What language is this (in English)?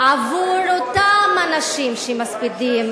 Hebrew